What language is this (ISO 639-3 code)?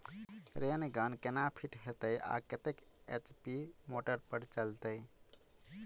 mai